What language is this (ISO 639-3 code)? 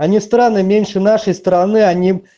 rus